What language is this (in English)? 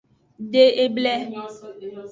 Aja (Benin)